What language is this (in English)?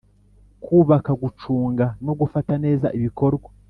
Kinyarwanda